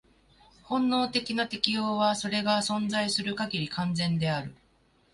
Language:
Japanese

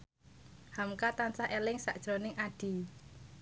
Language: Javanese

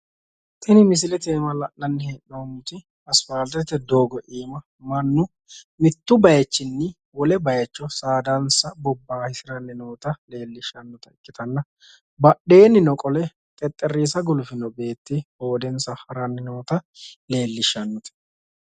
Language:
Sidamo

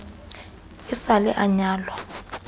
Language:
Southern Sotho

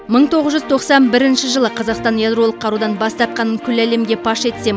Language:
Kazakh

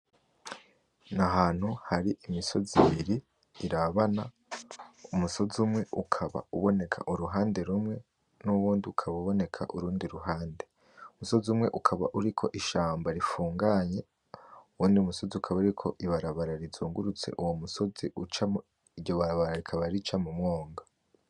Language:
Rundi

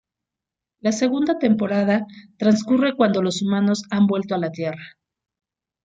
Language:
Spanish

